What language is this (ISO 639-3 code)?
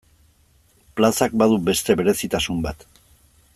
eus